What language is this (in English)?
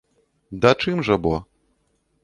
Belarusian